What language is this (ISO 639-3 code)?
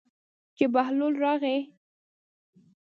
pus